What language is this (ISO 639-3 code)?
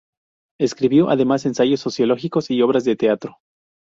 spa